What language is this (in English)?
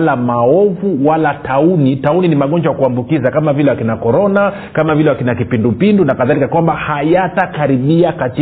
Swahili